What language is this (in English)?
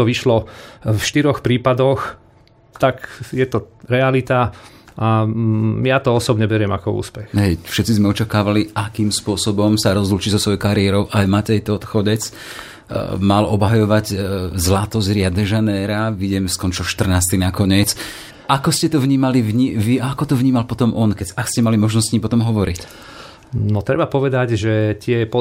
Slovak